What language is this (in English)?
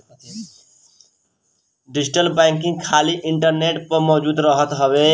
Bhojpuri